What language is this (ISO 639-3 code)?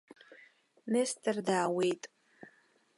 abk